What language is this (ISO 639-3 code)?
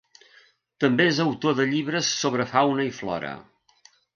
cat